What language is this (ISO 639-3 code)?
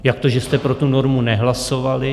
ces